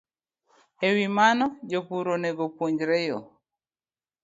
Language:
Luo (Kenya and Tanzania)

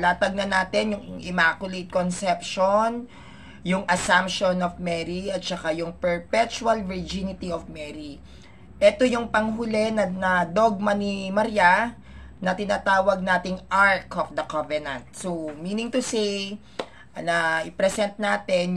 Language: Filipino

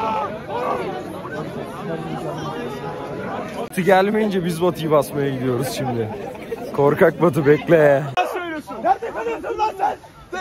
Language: Turkish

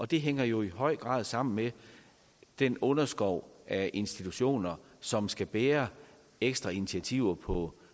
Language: Danish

